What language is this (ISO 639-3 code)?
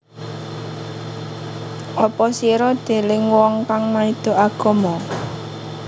jav